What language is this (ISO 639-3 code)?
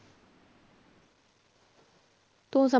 pan